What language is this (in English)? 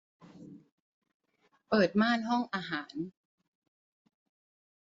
Thai